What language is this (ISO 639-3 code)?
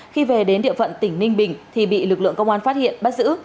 vie